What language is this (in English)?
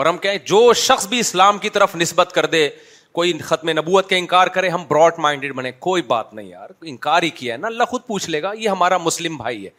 Urdu